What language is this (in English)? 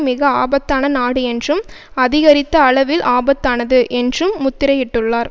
Tamil